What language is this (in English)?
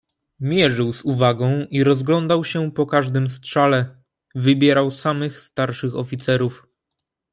Polish